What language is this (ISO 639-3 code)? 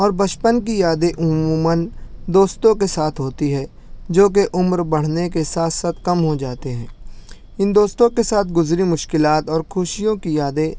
urd